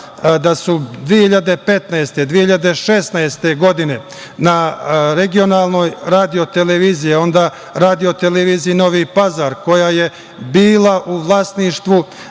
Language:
Serbian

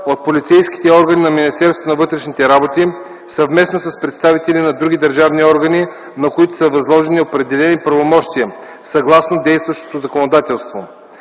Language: Bulgarian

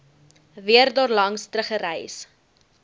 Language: Afrikaans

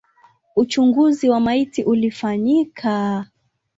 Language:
Swahili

